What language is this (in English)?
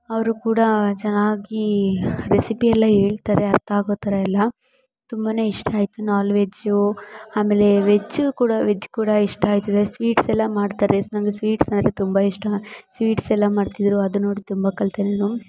Kannada